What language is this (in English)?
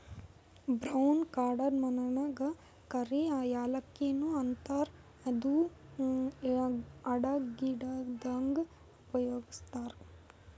Kannada